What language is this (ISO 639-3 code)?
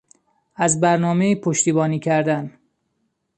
fas